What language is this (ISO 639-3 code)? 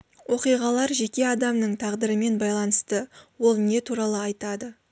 kaz